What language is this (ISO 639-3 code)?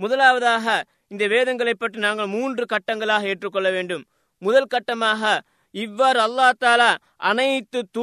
tam